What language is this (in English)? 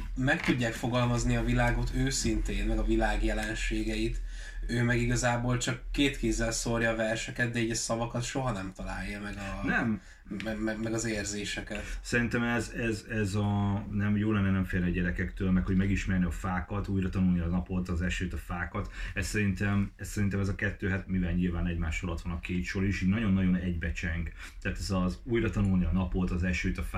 Hungarian